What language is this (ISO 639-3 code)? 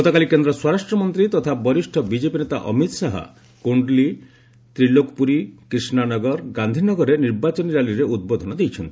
ori